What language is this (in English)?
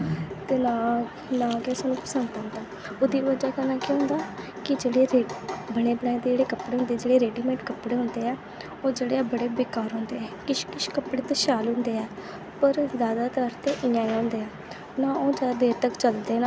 Dogri